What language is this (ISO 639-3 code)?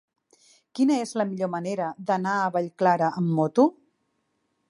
cat